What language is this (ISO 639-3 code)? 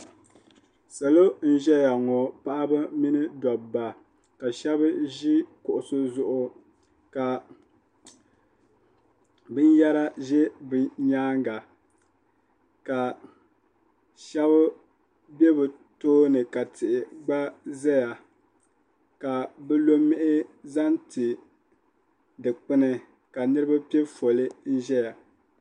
dag